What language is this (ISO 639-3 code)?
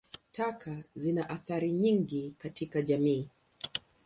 swa